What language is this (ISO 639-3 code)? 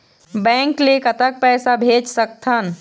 hne